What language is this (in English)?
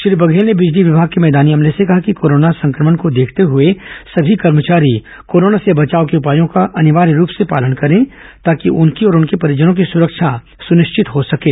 Hindi